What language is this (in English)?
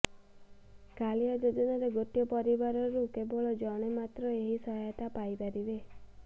Odia